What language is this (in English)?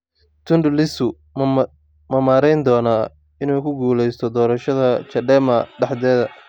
Somali